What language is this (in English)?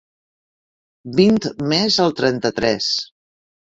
Catalan